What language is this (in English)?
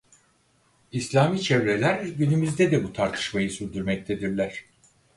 Turkish